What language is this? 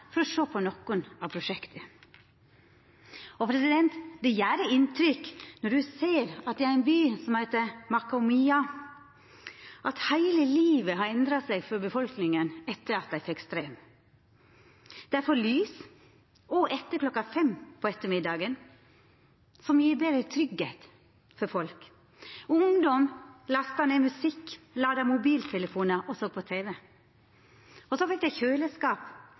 Norwegian Nynorsk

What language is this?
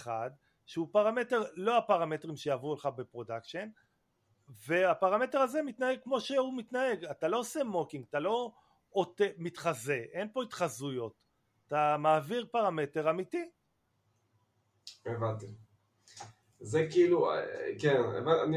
Hebrew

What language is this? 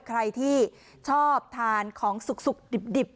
Thai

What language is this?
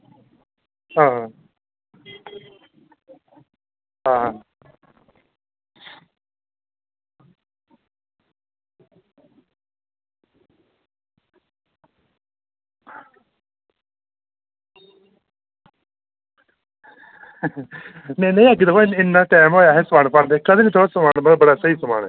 Dogri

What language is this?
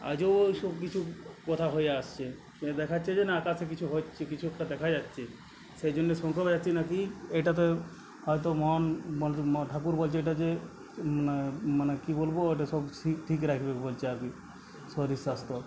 Bangla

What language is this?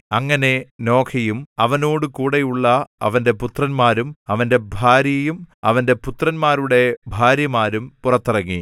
Malayalam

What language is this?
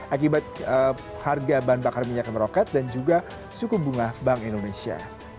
Indonesian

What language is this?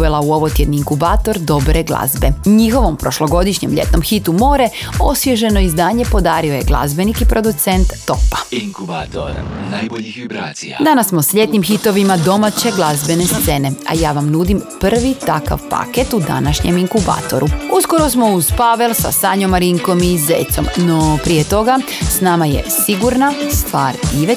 Croatian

